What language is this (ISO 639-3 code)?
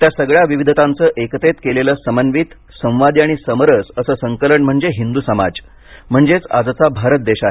mar